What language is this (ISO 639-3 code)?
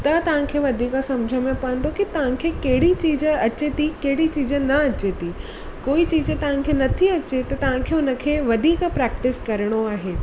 snd